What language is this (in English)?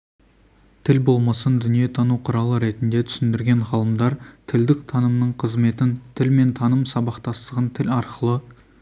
Kazakh